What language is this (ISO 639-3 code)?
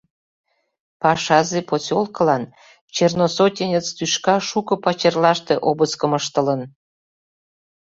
chm